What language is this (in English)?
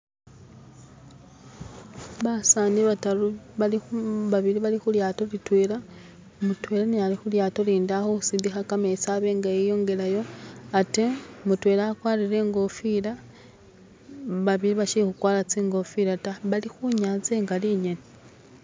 Masaaba